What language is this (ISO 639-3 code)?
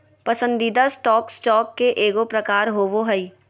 mag